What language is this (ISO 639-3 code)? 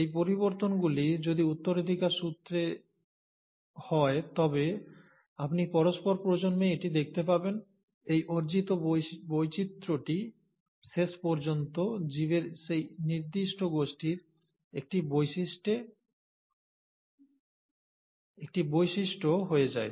ben